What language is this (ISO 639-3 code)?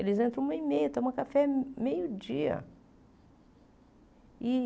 por